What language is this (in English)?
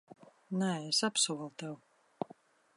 Latvian